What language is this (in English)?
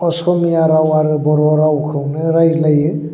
Bodo